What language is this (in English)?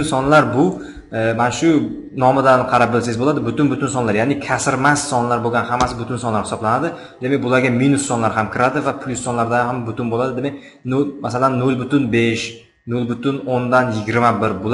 Turkish